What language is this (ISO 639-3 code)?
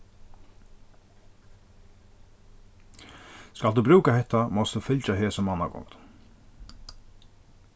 fao